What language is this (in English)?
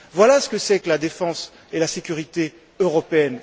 French